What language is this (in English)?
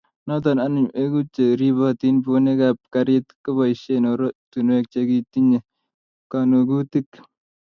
Kalenjin